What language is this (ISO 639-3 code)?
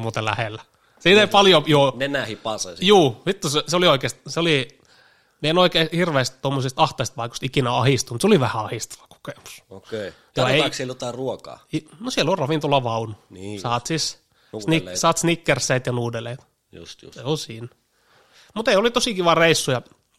fin